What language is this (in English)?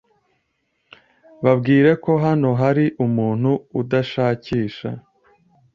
Kinyarwanda